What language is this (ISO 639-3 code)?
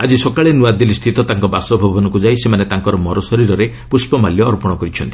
ori